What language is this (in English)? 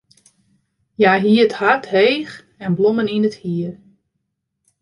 Western Frisian